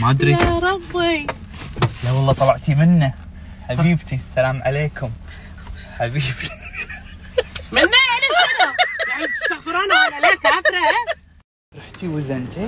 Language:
Arabic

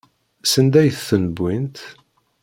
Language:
Kabyle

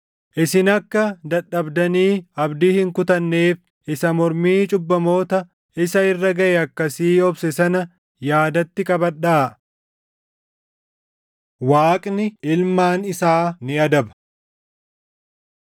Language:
Oromo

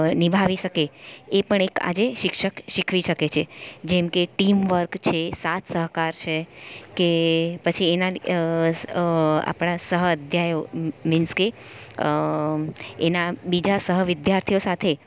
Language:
Gujarati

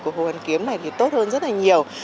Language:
Vietnamese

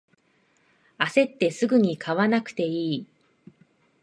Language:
Japanese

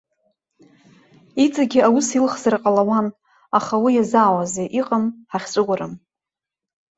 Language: Abkhazian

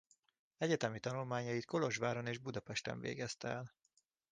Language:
Hungarian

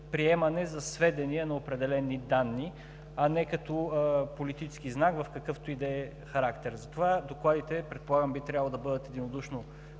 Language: Bulgarian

